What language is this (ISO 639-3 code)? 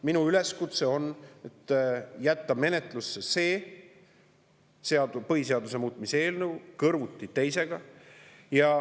est